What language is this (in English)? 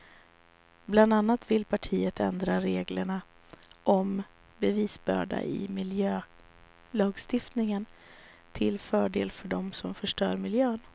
Swedish